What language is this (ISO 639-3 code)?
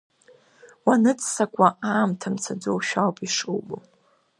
abk